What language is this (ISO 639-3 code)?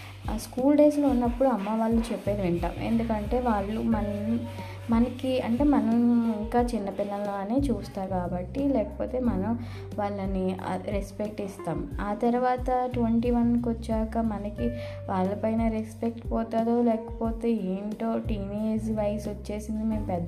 tel